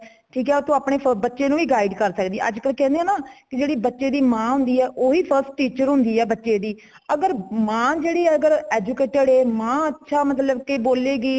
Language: Punjabi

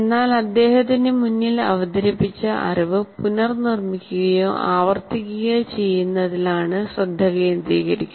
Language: Malayalam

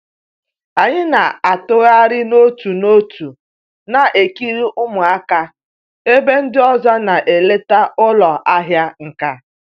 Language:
Igbo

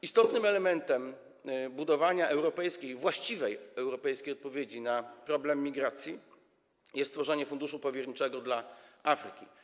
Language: Polish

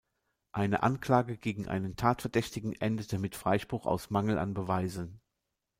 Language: German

